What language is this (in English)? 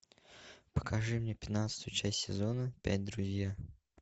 Russian